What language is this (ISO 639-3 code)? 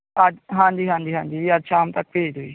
pan